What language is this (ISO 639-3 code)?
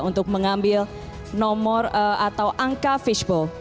ind